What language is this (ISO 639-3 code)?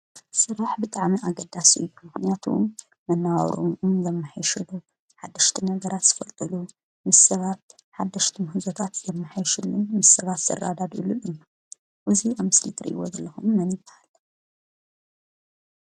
tir